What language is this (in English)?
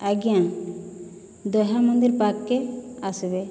Odia